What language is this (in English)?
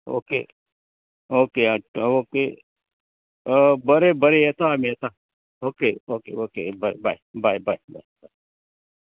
Konkani